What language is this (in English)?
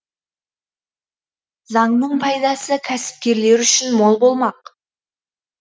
Kazakh